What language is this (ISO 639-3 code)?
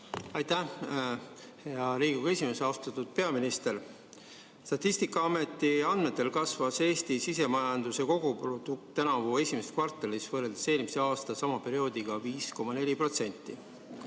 est